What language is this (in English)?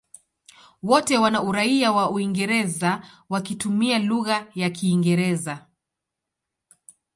Swahili